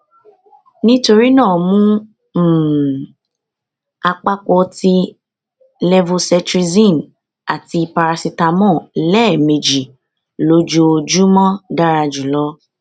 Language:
Yoruba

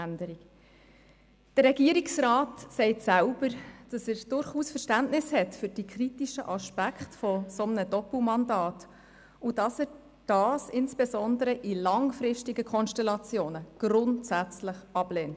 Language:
Swiss German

